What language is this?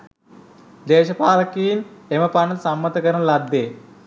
Sinhala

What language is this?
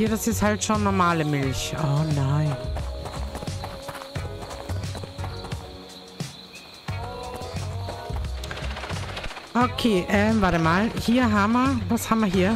German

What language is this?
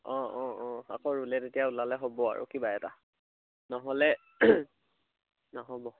Assamese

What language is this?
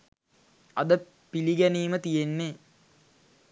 Sinhala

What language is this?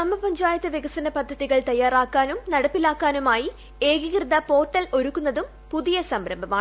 Malayalam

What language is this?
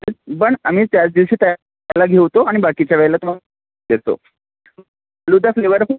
Marathi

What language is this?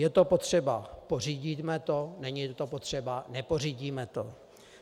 Czech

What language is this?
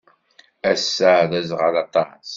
Kabyle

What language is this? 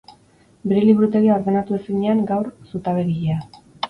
Basque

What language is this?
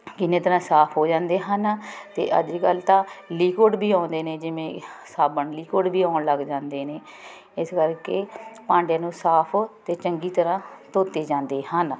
Punjabi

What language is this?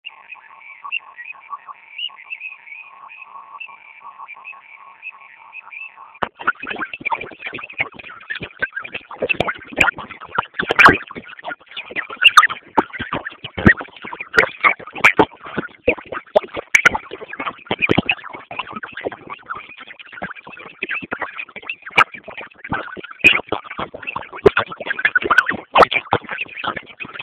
Swahili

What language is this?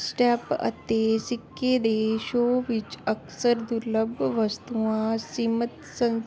Punjabi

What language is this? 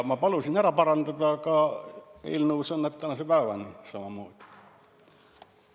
Estonian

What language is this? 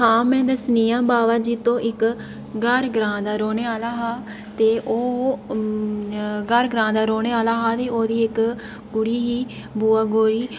Dogri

